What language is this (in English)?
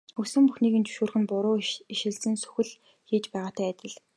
Mongolian